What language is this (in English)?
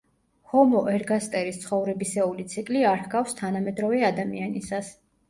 Georgian